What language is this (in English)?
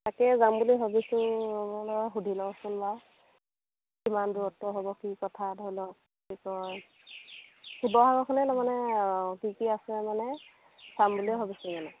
Assamese